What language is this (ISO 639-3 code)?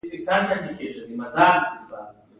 pus